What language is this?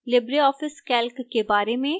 Hindi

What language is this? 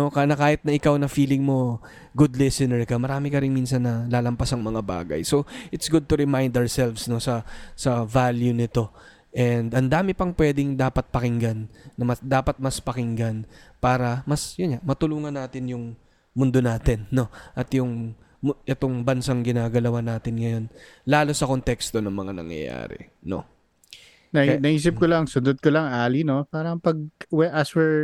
Filipino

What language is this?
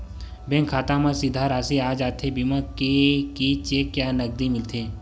Chhattisgarhi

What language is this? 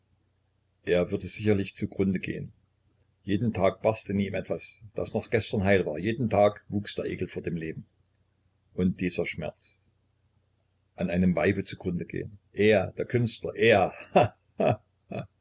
German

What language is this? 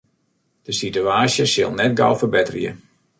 Western Frisian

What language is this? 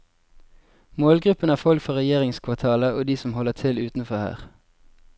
Norwegian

